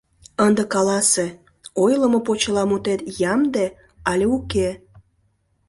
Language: Mari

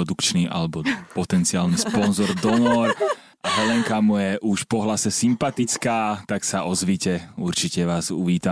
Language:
Slovak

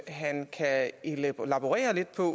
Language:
Danish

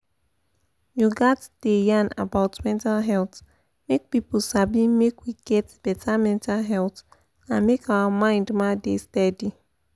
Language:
Nigerian Pidgin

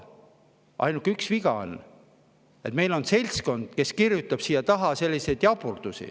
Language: Estonian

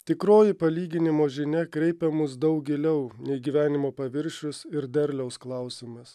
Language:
Lithuanian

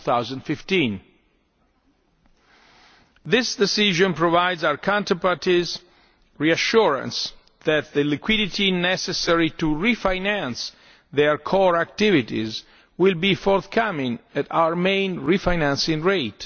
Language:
English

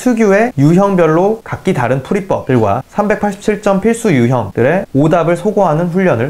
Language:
Korean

